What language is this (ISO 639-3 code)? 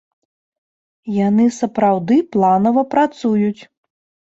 bel